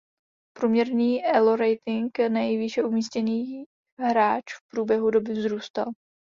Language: Czech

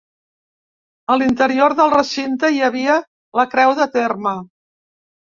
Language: Catalan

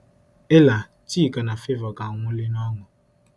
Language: Igbo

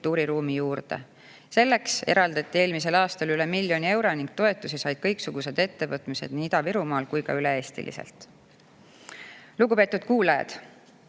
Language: Estonian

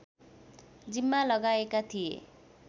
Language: Nepali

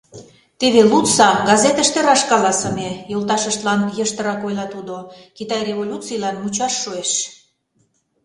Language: Mari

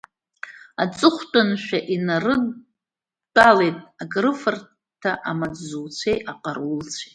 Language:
Abkhazian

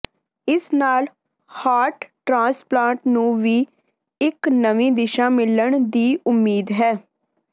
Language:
Punjabi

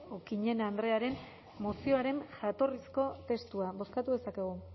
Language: Basque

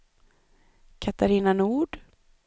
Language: Swedish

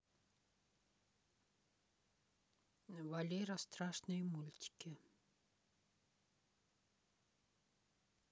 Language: Russian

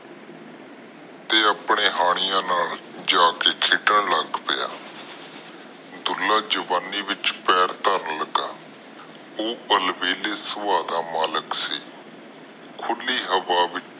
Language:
Punjabi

